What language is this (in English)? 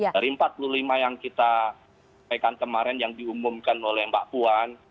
Indonesian